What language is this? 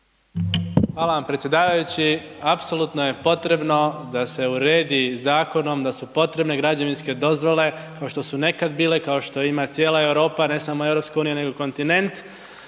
Croatian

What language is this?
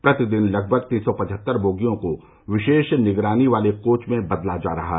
Hindi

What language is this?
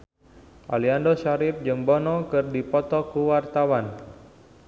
Sundanese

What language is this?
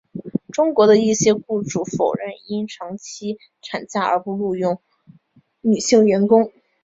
Chinese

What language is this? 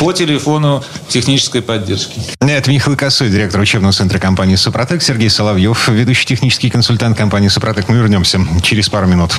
Russian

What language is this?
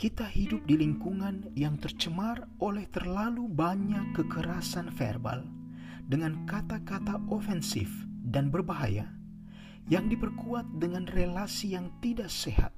Indonesian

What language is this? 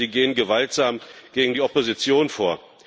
German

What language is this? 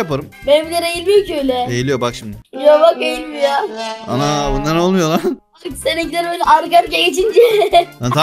Turkish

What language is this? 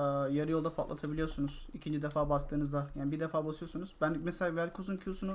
Turkish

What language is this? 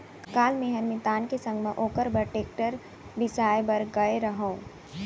Chhattisgarhi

